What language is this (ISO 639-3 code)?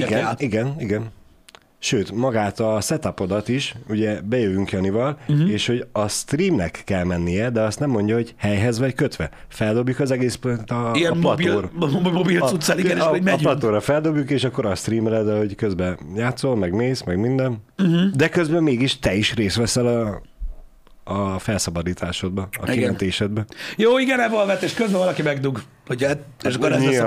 hun